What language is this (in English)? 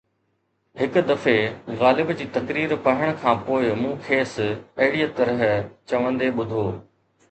Sindhi